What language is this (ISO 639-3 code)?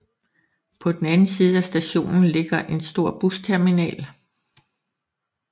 dan